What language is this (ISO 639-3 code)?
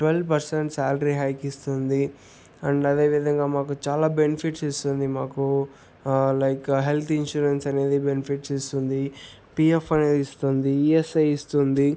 tel